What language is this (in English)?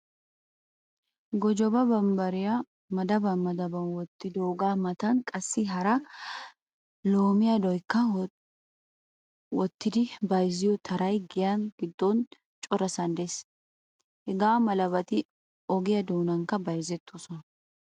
Wolaytta